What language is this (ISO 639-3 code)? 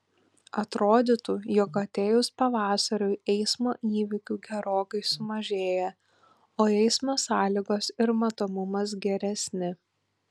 lit